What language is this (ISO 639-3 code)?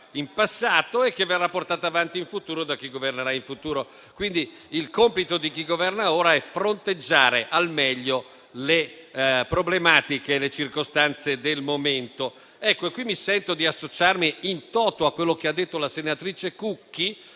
ita